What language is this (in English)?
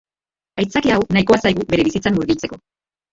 Basque